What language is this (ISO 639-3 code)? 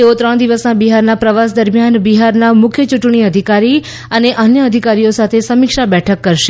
guj